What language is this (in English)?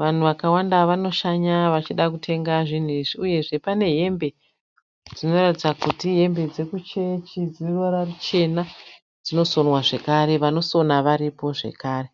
Shona